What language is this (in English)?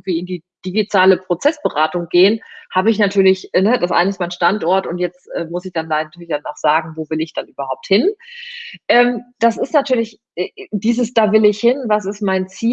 German